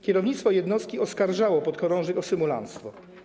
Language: Polish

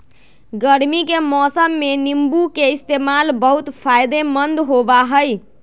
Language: Magahi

